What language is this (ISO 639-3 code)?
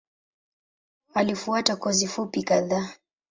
swa